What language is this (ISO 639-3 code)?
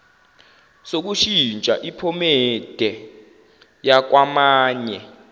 zul